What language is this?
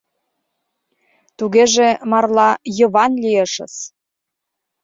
Mari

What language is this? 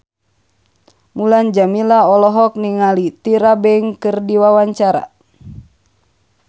Sundanese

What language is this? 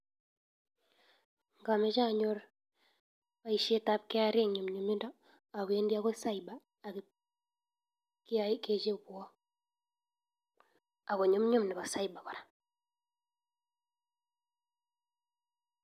Kalenjin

